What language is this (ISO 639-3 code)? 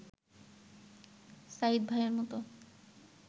ben